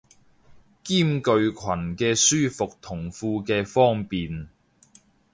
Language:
Cantonese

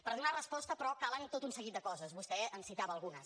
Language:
Catalan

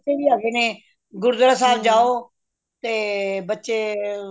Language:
Punjabi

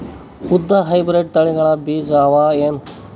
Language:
Kannada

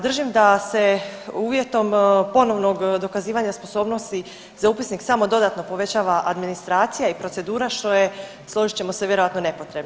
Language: Croatian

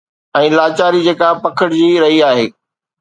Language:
Sindhi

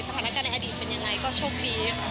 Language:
Thai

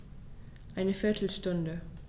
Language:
German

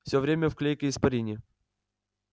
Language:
Russian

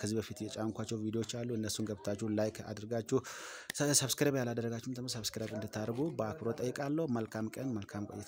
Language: Arabic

